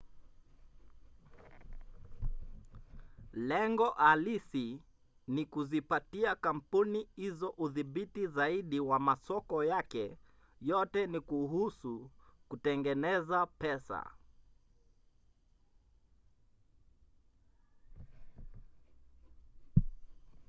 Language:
Swahili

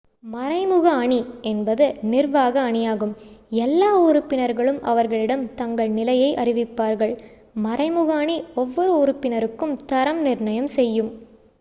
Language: Tamil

